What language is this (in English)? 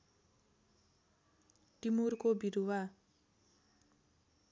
Nepali